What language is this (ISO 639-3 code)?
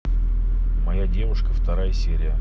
rus